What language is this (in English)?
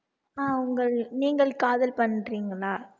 Tamil